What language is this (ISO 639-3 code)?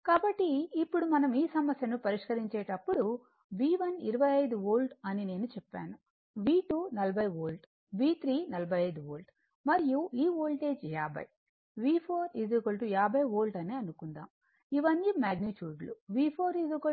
tel